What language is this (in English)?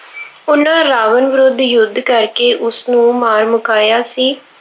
Punjabi